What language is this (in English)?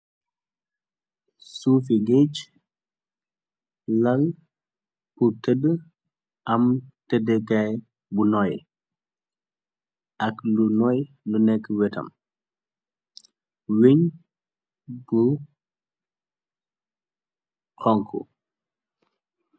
Wolof